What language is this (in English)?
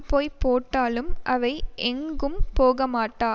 Tamil